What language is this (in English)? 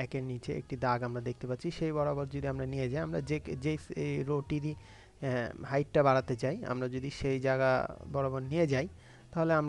Hindi